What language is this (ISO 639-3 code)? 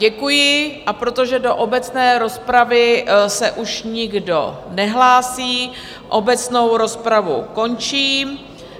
ces